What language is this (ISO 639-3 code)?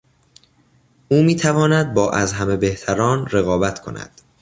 fas